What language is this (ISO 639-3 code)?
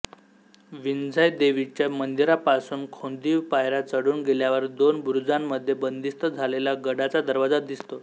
mar